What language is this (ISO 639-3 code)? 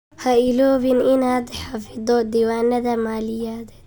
som